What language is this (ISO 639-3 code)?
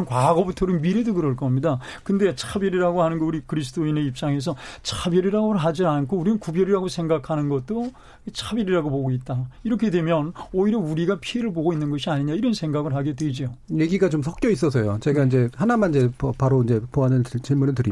kor